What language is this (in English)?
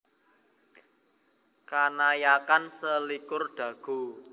Javanese